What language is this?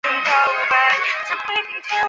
Chinese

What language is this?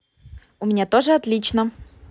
Russian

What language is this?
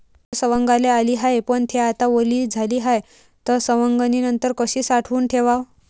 Marathi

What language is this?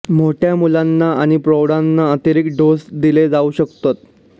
Marathi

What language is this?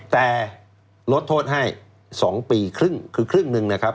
Thai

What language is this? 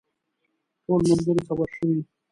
Pashto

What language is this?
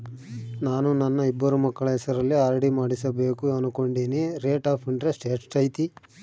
Kannada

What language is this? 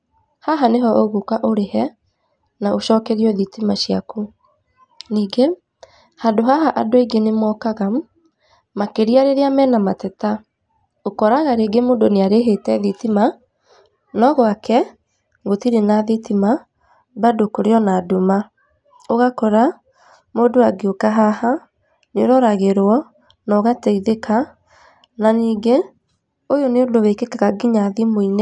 Kikuyu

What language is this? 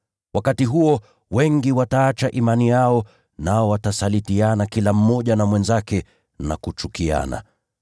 Swahili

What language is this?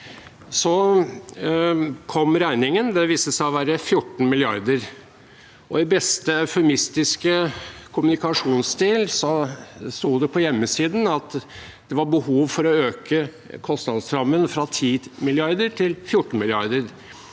Norwegian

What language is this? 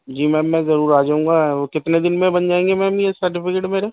Urdu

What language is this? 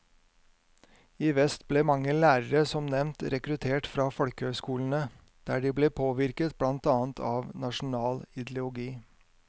Norwegian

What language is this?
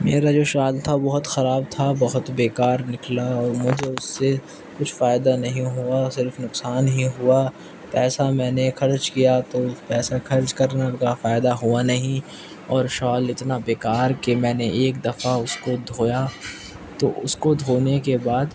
Urdu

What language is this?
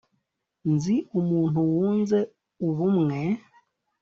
Kinyarwanda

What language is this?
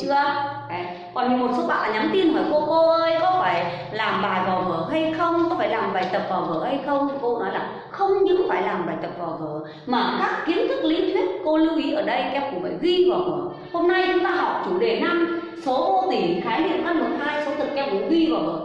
Vietnamese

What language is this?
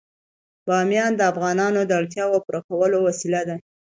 Pashto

